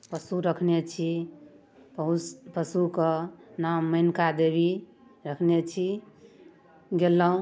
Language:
Maithili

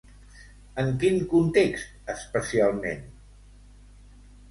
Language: Catalan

